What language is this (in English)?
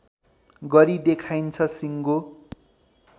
Nepali